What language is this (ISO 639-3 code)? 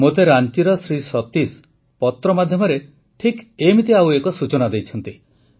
ori